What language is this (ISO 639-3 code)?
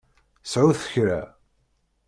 kab